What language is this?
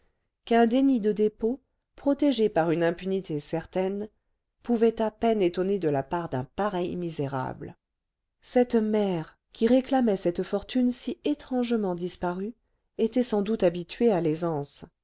French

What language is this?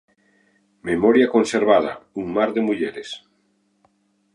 Galician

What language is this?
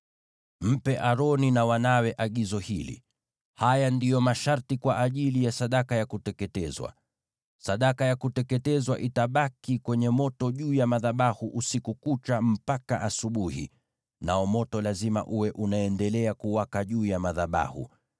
Swahili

